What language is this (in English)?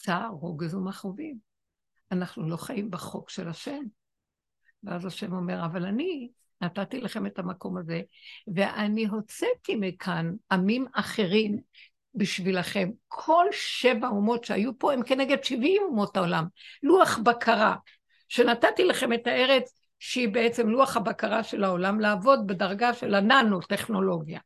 Hebrew